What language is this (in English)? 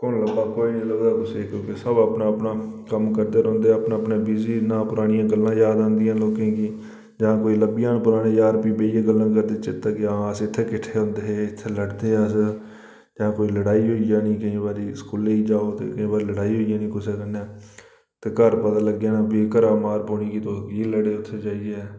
Dogri